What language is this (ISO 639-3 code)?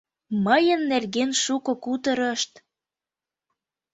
chm